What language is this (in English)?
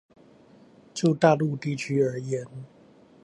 Chinese